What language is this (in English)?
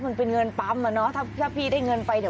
Thai